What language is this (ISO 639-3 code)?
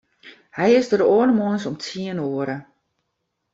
fry